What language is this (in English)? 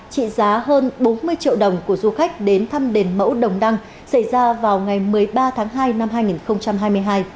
Vietnamese